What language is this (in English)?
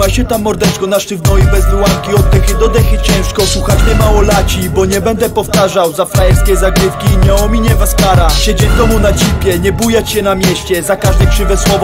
Polish